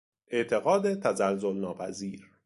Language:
Persian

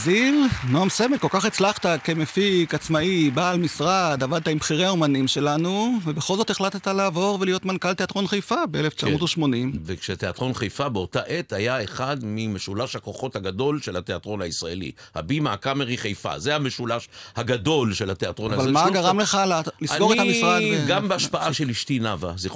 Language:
Hebrew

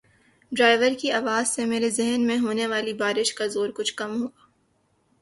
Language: Urdu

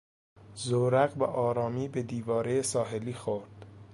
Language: Persian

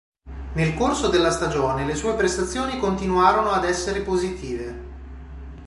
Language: Italian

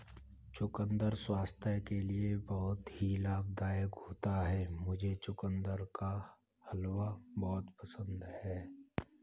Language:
Hindi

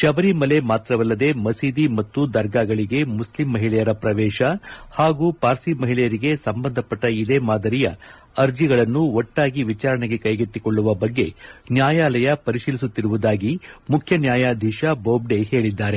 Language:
Kannada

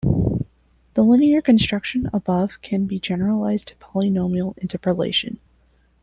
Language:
English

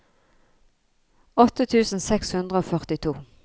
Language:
Norwegian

